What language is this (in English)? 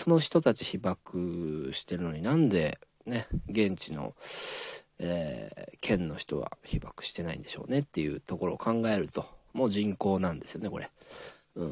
Japanese